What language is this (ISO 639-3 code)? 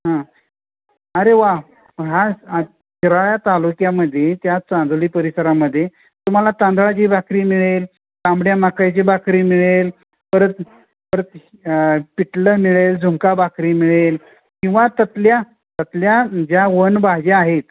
mar